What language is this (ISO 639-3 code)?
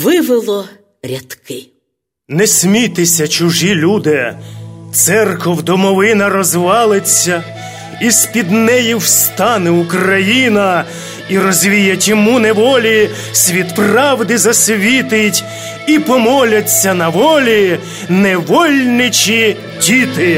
ukr